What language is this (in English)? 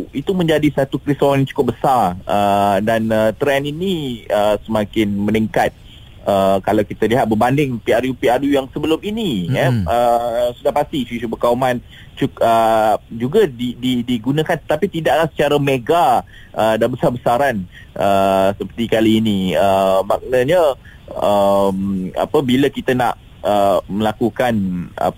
Malay